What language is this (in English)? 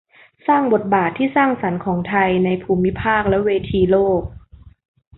Thai